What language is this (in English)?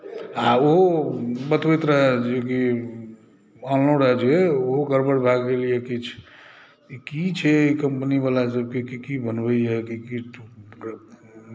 Maithili